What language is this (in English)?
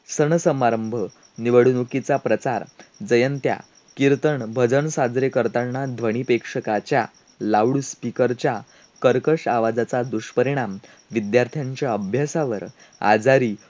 Marathi